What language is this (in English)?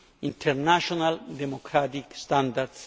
English